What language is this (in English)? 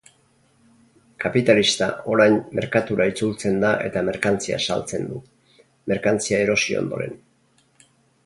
Basque